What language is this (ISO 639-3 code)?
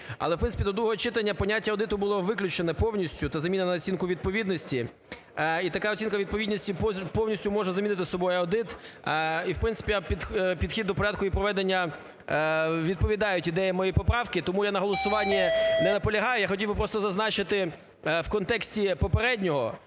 ukr